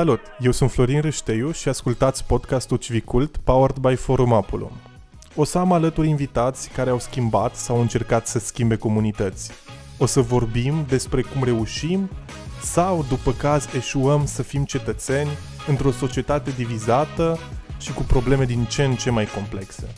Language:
Romanian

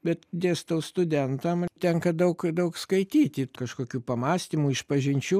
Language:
Lithuanian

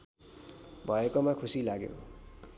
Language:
Nepali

